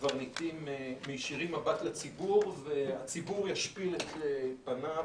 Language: Hebrew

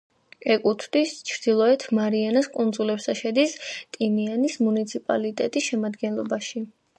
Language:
Georgian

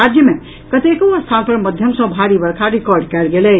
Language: Maithili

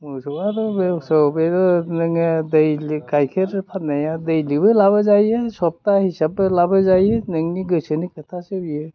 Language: Bodo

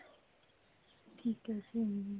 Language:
Punjabi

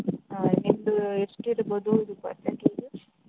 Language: Kannada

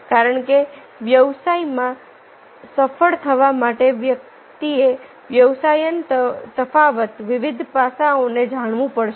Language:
Gujarati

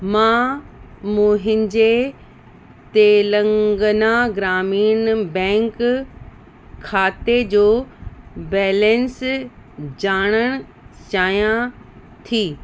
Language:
Sindhi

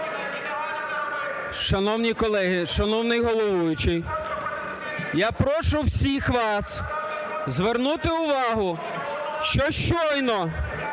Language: Ukrainian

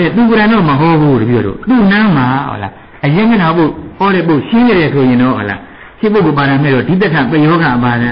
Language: Thai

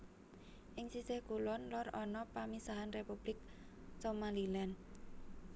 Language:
Javanese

